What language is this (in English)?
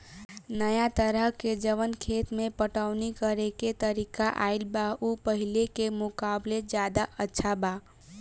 Bhojpuri